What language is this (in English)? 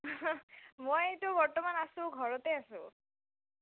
Assamese